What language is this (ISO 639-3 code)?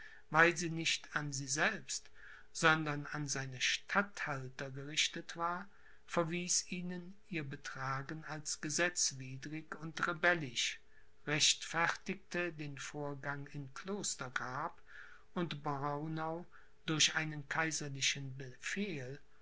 deu